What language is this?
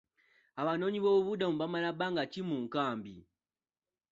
Ganda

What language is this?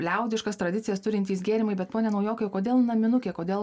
Lithuanian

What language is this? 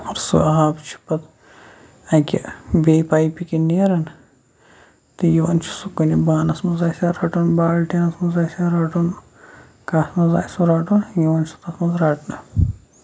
Kashmiri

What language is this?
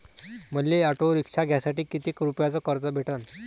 Marathi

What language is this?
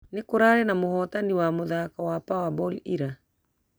Kikuyu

